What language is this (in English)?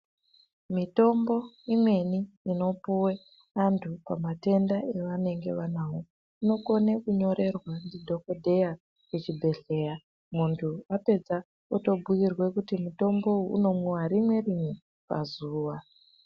Ndau